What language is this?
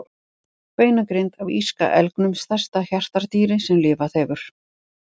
Icelandic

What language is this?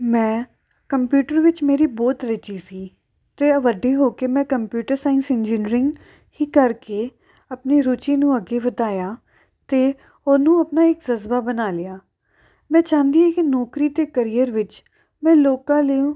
Punjabi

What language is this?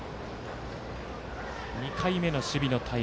Japanese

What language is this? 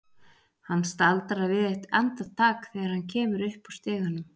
Icelandic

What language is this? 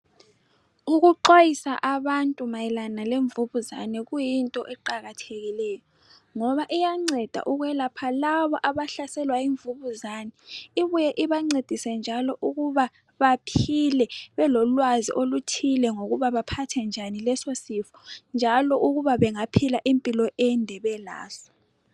North Ndebele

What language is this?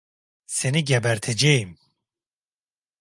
Turkish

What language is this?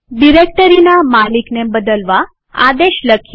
Gujarati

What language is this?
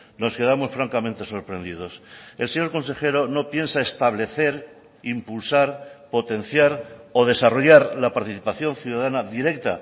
Spanish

